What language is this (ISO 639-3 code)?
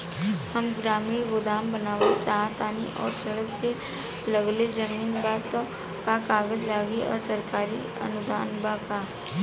bho